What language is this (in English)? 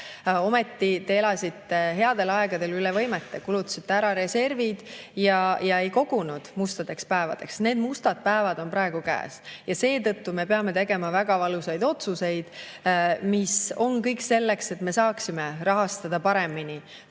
Estonian